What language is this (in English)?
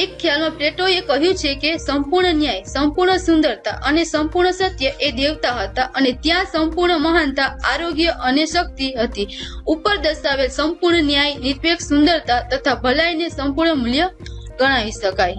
Gujarati